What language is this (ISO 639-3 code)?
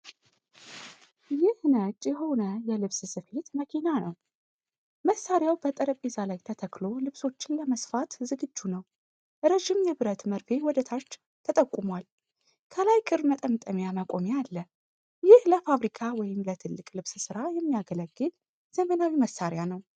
amh